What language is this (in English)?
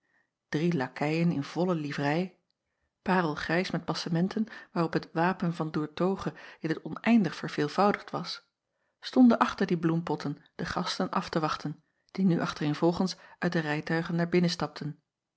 Dutch